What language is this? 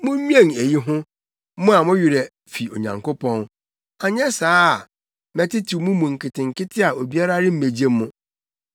Akan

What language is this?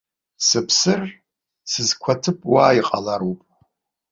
Abkhazian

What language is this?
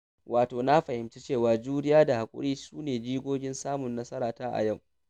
Hausa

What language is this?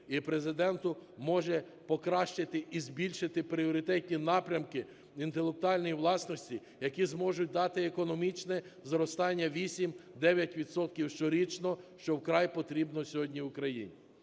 Ukrainian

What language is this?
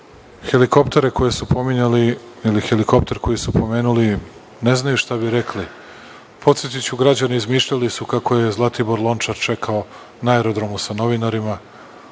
Serbian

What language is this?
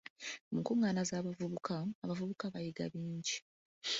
Ganda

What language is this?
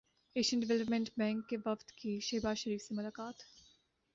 Urdu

